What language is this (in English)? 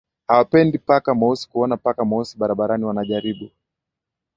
Swahili